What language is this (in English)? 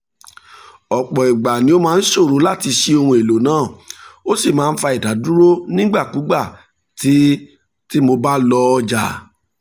Yoruba